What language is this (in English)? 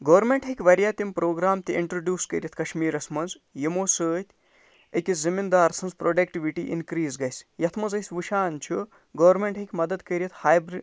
Kashmiri